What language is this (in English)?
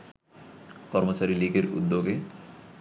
Bangla